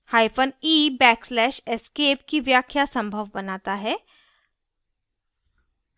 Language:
Hindi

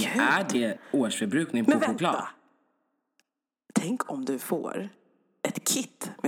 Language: Swedish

